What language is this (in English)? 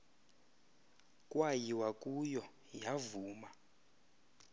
Xhosa